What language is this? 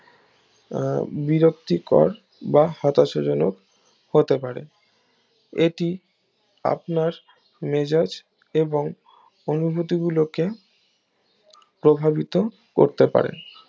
Bangla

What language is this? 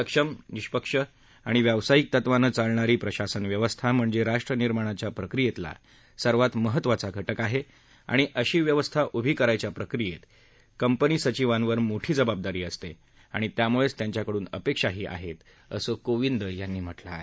Marathi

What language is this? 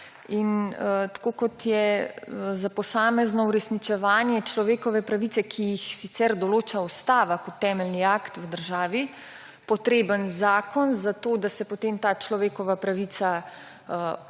Slovenian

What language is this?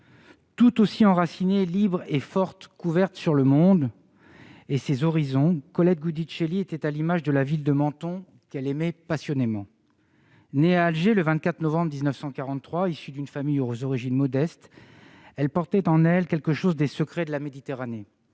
French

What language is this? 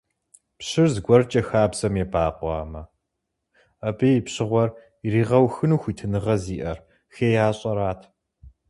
Kabardian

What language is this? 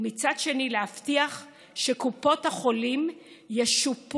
Hebrew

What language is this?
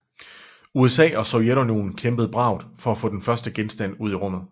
Danish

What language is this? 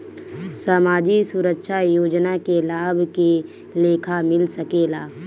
Bhojpuri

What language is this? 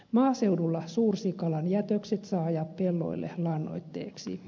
Finnish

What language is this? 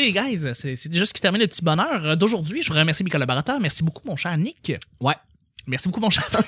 French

